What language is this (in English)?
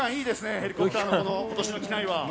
Japanese